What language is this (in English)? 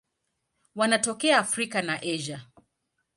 Swahili